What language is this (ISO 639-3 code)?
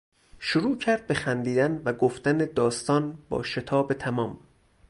fas